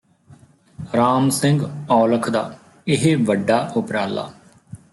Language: Punjabi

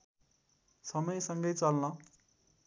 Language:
Nepali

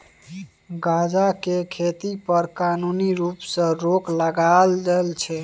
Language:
Maithili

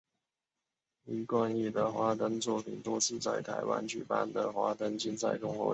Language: Chinese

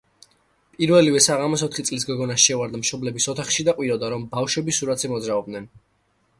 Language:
Georgian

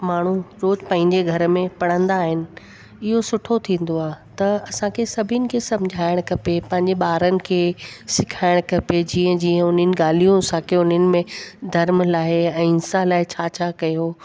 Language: Sindhi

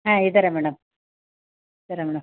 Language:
Kannada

